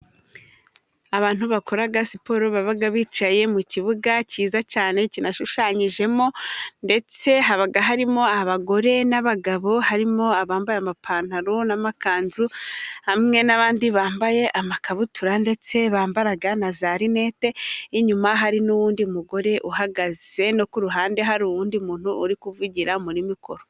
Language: Kinyarwanda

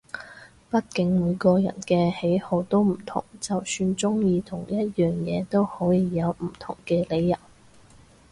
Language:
Cantonese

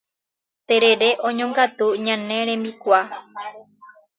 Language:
Guarani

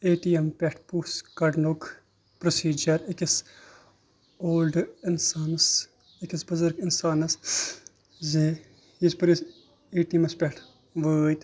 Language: Kashmiri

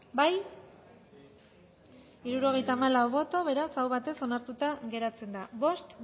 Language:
Basque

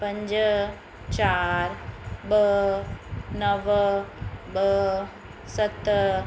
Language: Sindhi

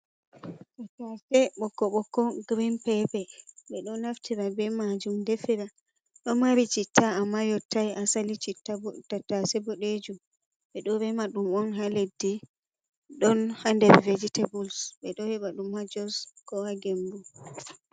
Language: Fula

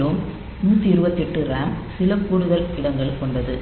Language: Tamil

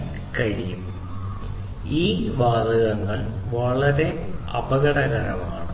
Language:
Malayalam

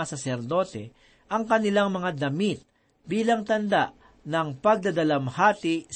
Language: Filipino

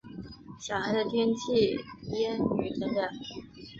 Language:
Chinese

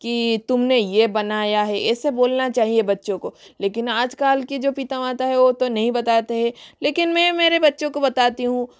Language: Hindi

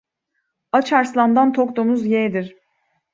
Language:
Turkish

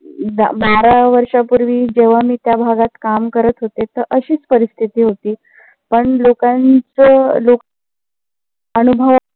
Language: Marathi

